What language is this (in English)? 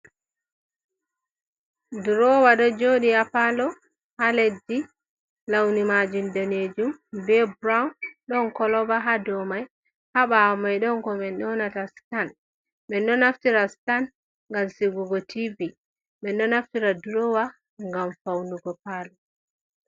Fula